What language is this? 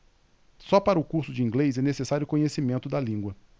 Portuguese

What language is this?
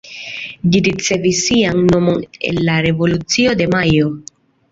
Esperanto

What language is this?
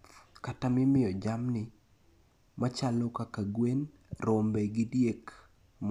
Luo (Kenya and Tanzania)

